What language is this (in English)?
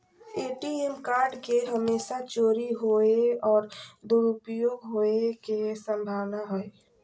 Magahi